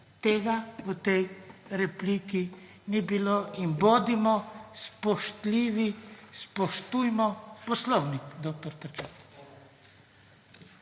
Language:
Slovenian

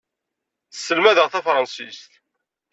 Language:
Kabyle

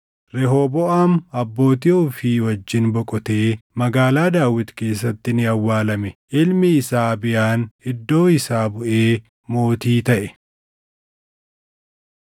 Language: Oromo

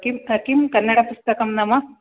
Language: Sanskrit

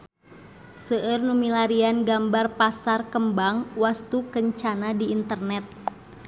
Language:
Sundanese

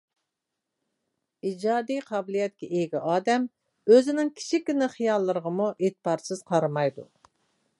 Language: Uyghur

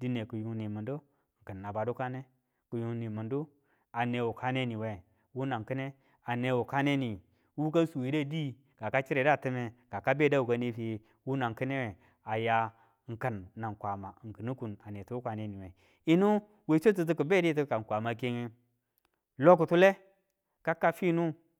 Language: Tula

